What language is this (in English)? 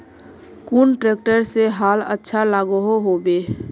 Magahi